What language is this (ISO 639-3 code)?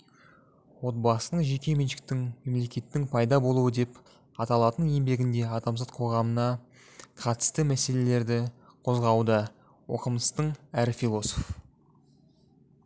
kaz